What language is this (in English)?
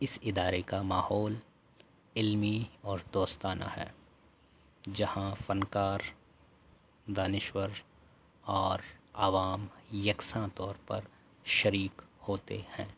Urdu